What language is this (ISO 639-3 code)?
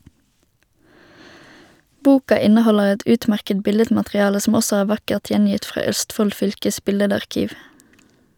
nor